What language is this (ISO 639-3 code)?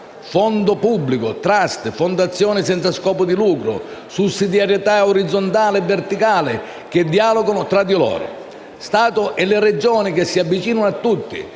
ita